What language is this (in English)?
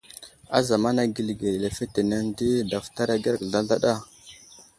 Wuzlam